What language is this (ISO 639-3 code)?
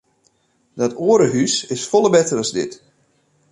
fry